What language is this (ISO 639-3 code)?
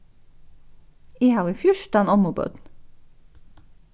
fao